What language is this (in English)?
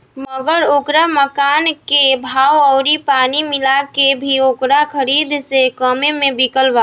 Bhojpuri